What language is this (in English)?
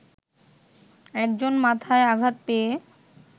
Bangla